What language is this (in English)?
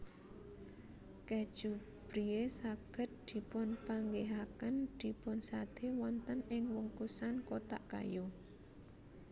Javanese